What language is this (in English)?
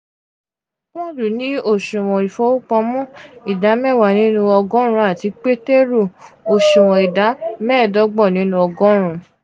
Yoruba